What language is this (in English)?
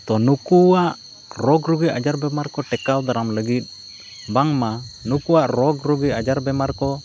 Santali